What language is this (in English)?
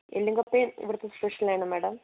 Malayalam